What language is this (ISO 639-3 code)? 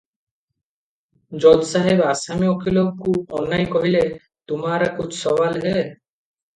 ori